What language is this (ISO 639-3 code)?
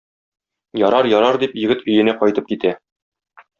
tat